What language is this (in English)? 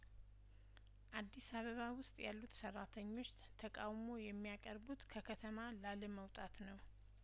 Amharic